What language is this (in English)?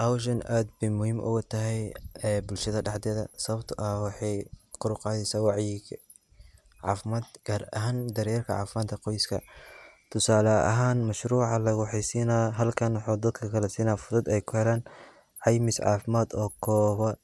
Somali